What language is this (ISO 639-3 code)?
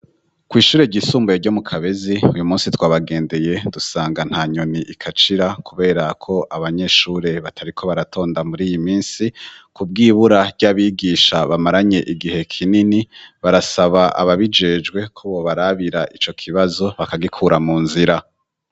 run